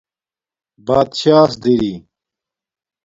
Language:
Domaaki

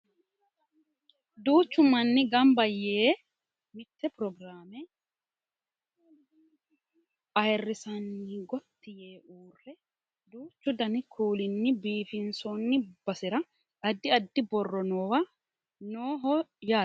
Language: Sidamo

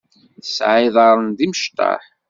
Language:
Kabyle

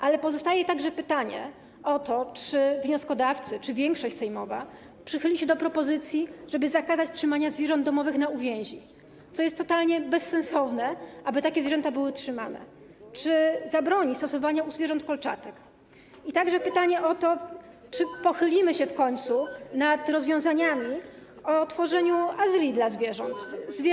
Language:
Polish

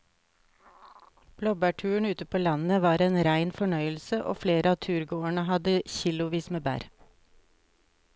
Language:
Norwegian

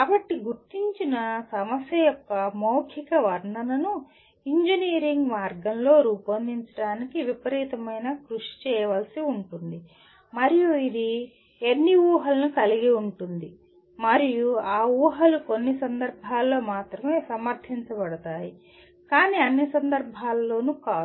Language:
Telugu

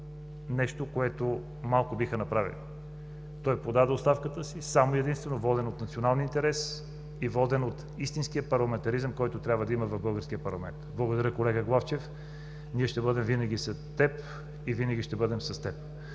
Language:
Bulgarian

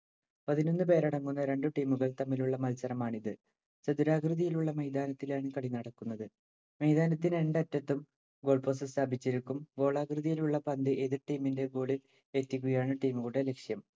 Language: Malayalam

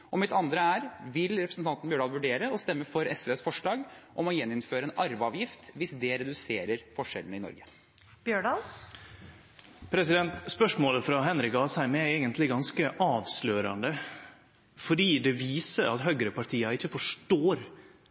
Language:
Norwegian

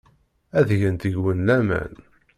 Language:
Kabyle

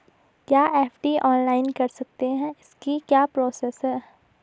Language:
Hindi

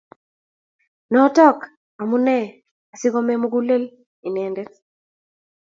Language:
Kalenjin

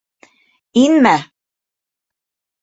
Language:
Bashkir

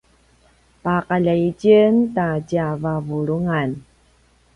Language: Paiwan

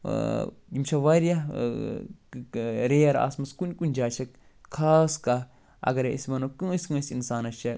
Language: Kashmiri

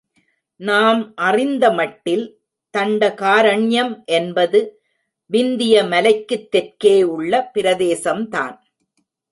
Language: Tamil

